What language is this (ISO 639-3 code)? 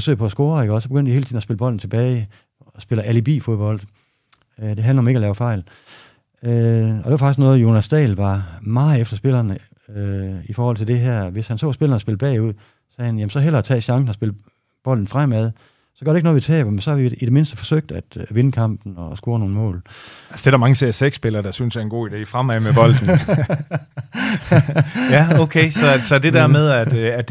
dan